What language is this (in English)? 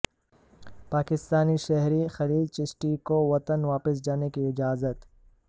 Urdu